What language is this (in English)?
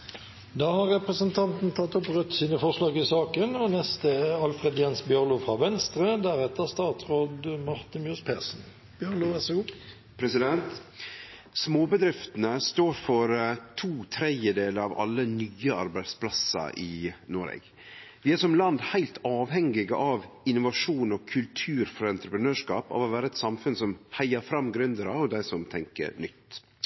Norwegian